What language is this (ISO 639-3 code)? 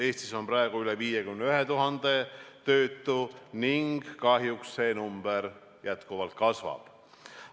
est